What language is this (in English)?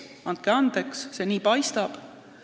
Estonian